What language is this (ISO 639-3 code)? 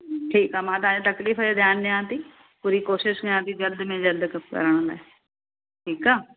snd